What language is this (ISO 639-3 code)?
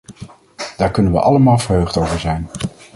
nld